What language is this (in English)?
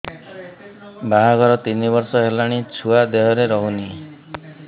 Odia